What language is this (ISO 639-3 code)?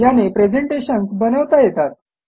mar